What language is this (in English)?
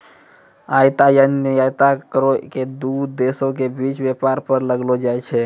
Maithili